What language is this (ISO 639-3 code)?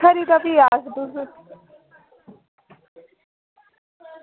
doi